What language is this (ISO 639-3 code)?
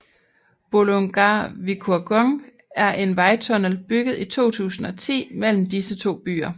dan